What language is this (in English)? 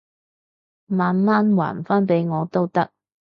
Cantonese